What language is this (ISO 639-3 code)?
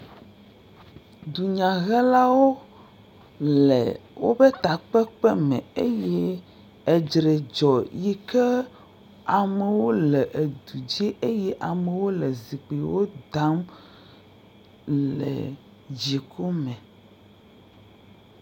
ewe